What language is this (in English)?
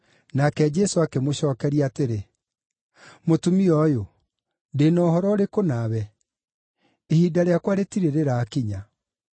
Kikuyu